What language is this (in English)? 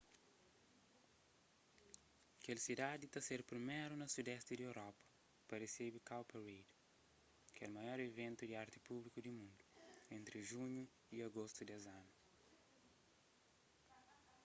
Kabuverdianu